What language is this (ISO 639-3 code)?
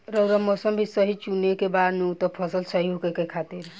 bho